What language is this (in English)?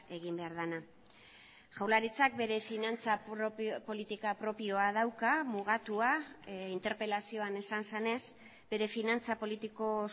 Basque